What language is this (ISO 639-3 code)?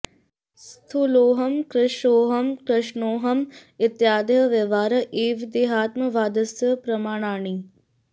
san